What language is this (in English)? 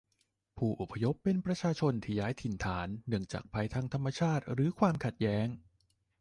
Thai